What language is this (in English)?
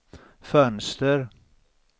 Swedish